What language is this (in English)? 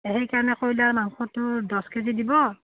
Assamese